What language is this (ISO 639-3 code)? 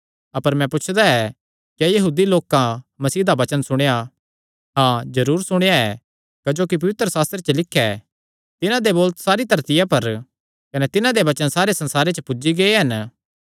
xnr